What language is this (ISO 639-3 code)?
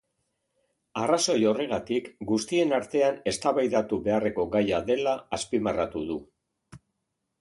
eus